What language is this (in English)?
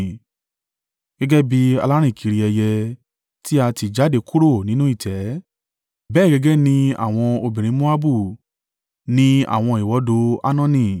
Yoruba